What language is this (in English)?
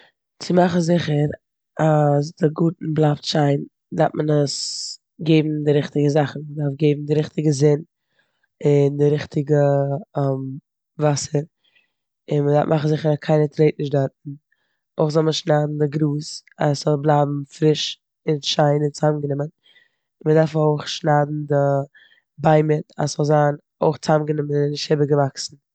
Yiddish